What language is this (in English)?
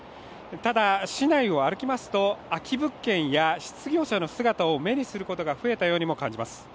Japanese